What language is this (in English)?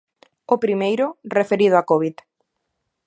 Galician